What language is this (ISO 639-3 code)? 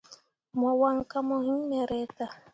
mua